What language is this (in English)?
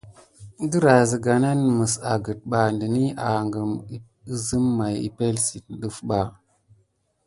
Gidar